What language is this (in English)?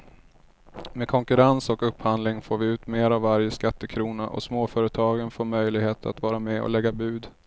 Swedish